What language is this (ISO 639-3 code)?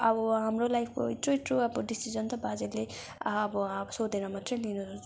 nep